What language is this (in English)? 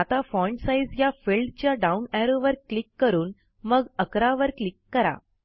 Marathi